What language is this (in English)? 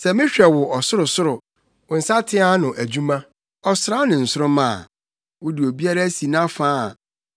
Akan